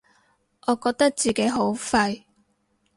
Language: Cantonese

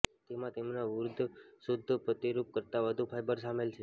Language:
Gujarati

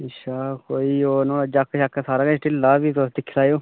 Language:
Dogri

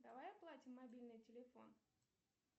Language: Russian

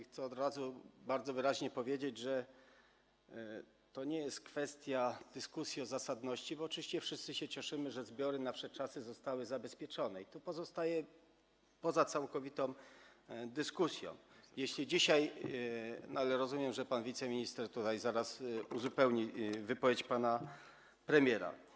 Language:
Polish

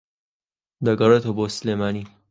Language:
Central Kurdish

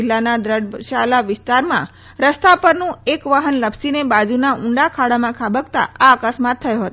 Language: Gujarati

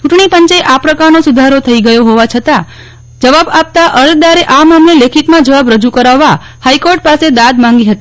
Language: Gujarati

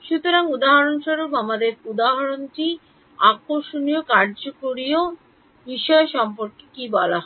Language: Bangla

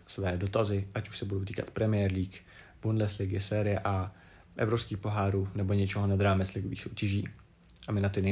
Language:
Czech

